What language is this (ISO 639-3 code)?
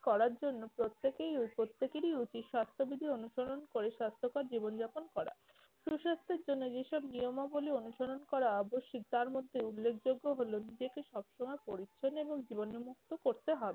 ben